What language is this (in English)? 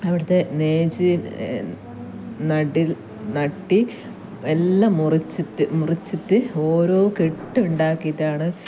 Malayalam